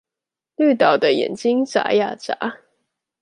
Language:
Chinese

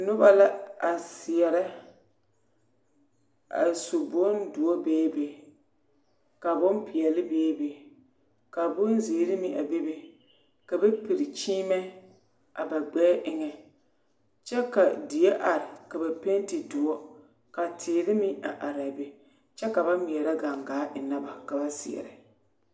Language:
Southern Dagaare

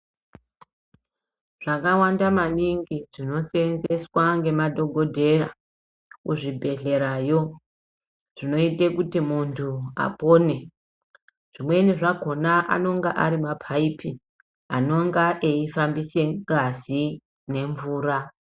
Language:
Ndau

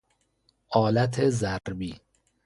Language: Persian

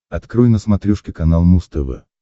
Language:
Russian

